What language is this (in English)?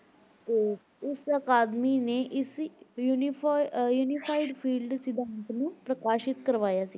Punjabi